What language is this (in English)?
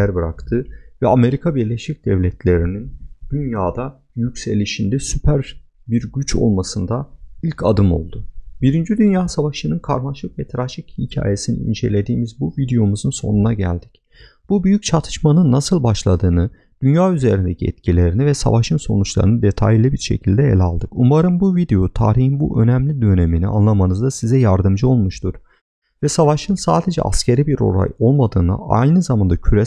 Turkish